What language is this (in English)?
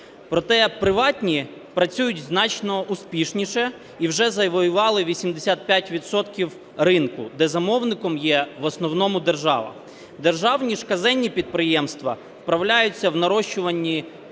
Ukrainian